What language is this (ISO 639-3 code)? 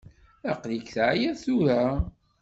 kab